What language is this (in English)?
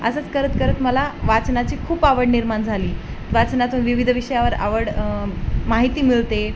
Marathi